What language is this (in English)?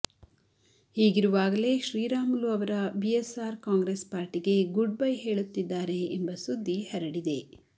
Kannada